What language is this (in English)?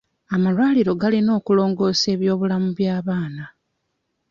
Ganda